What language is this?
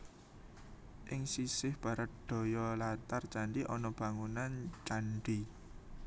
Javanese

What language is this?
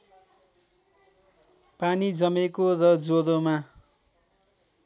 Nepali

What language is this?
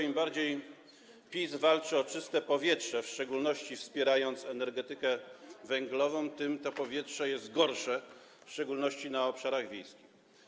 Polish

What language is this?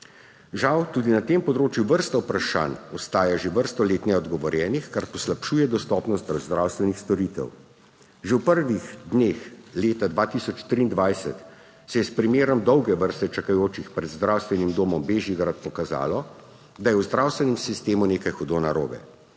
Slovenian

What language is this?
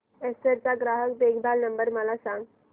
Marathi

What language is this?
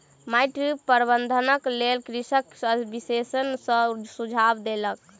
Maithili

